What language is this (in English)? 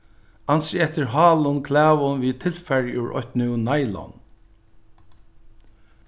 Faroese